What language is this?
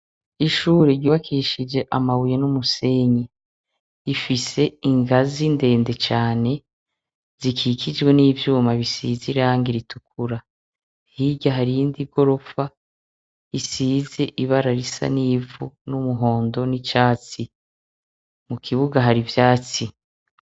Rundi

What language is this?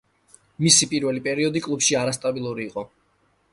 Georgian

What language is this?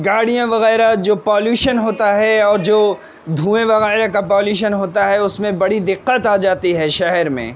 Urdu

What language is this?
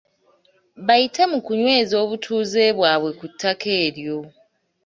Ganda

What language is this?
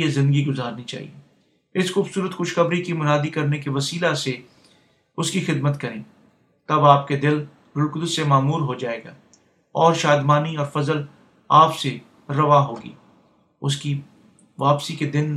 Urdu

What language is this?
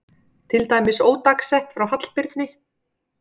Icelandic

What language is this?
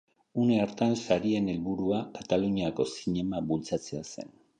Basque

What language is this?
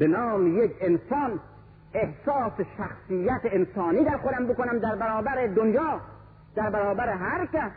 Persian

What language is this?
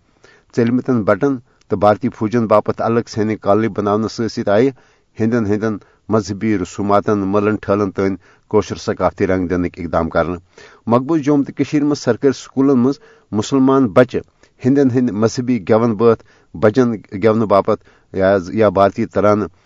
Urdu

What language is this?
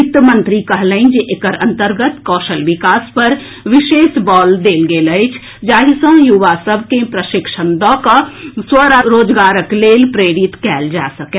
Maithili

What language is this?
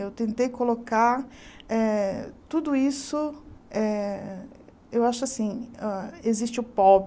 Portuguese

